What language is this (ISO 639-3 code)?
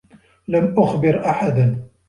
ara